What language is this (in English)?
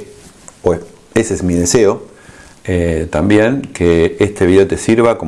Spanish